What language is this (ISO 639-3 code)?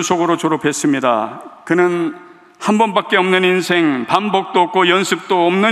kor